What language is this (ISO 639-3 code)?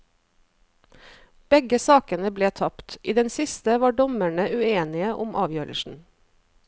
nor